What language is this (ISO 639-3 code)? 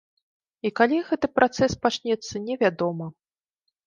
bel